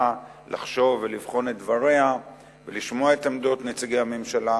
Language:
Hebrew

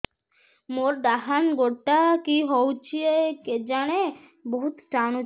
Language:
Odia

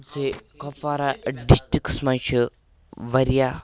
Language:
Kashmiri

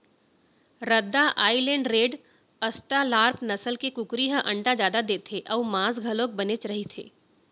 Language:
Chhattisgarhi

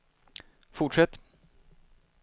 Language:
Swedish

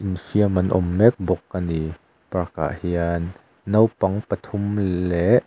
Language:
Mizo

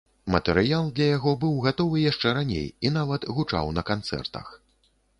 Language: Belarusian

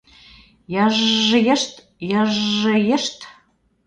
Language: Mari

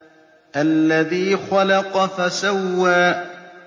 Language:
Arabic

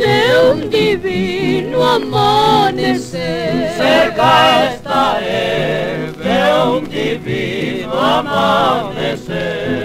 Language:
Spanish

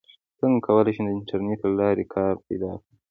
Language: Pashto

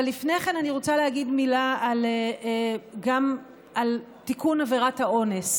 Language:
Hebrew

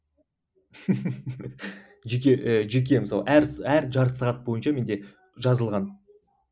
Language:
Kazakh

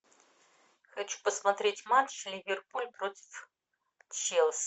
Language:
Russian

